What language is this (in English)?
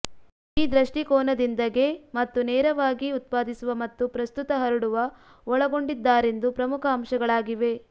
Kannada